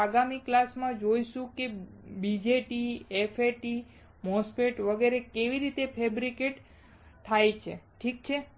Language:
Gujarati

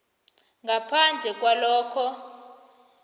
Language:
South Ndebele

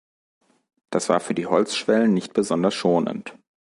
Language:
German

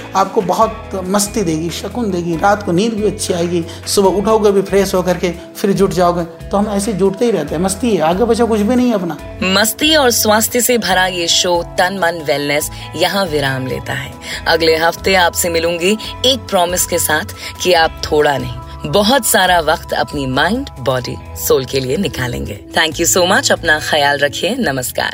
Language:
Hindi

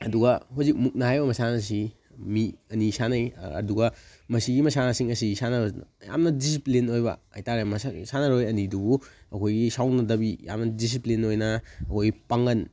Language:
Manipuri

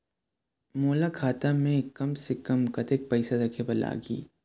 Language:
Chhattisgarhi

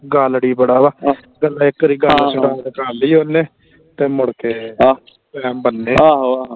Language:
Punjabi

